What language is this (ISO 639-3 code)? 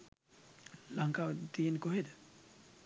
sin